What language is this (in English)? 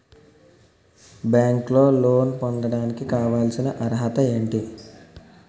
Telugu